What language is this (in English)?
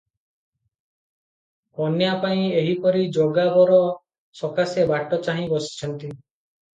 Odia